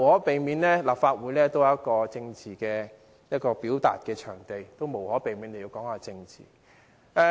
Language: Cantonese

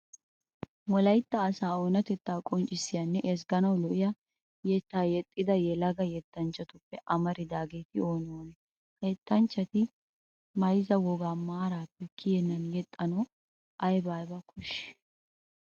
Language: Wolaytta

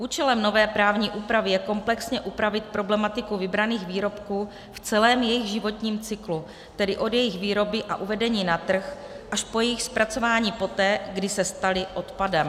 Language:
Czech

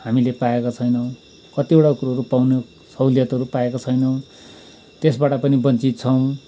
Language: Nepali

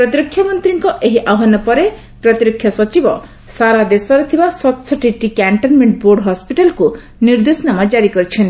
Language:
Odia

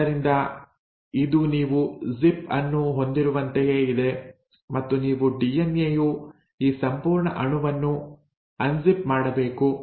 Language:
Kannada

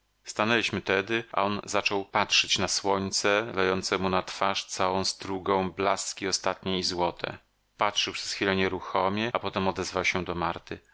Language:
Polish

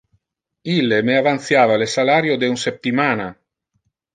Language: Interlingua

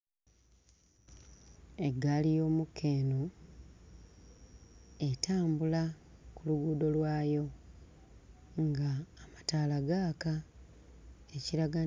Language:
Ganda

